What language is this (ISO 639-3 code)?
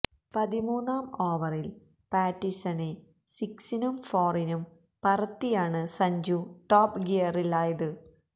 mal